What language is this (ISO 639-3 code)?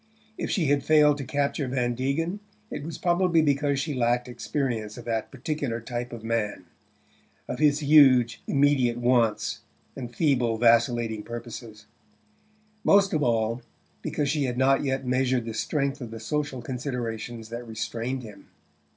eng